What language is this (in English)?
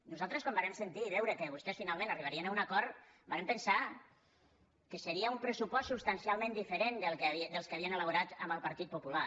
Catalan